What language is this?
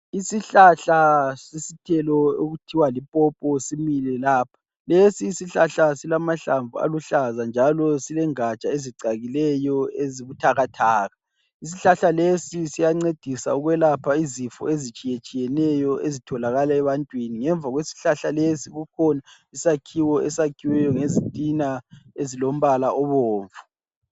North Ndebele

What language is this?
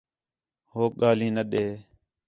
Khetrani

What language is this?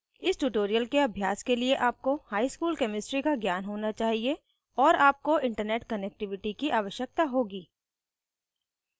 Hindi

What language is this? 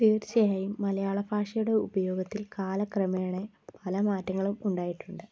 Malayalam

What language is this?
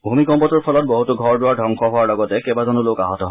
Assamese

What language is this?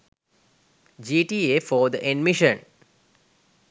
Sinhala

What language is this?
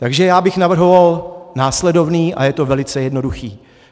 Czech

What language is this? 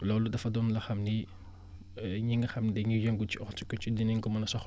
Wolof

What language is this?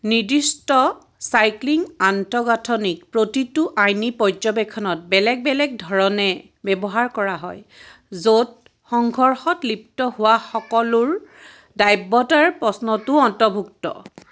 Assamese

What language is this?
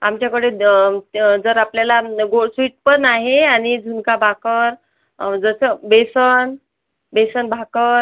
Marathi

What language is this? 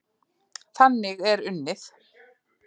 Icelandic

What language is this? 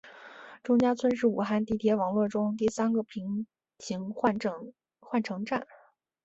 Chinese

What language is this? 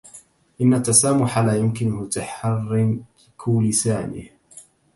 Arabic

